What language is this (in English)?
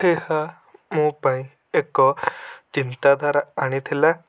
Odia